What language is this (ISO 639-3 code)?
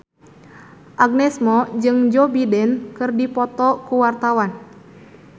sun